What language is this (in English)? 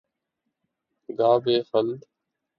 Urdu